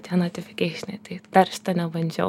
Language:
Lithuanian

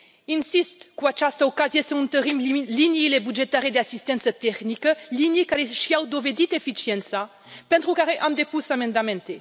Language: Romanian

